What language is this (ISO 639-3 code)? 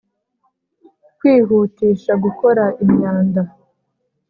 kin